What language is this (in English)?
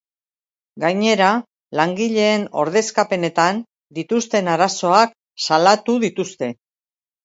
Basque